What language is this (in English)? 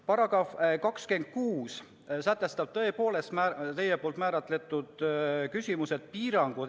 Estonian